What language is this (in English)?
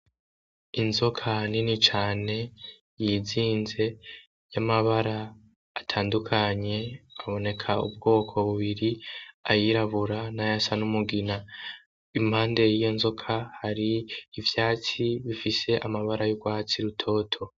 Rundi